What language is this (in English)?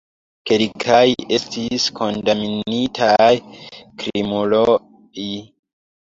Esperanto